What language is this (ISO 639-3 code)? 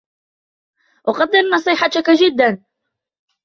ara